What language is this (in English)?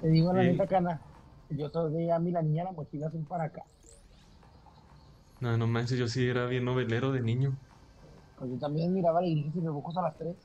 Spanish